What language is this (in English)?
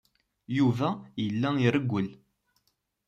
Kabyle